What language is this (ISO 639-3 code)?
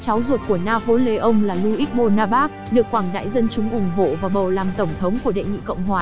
vie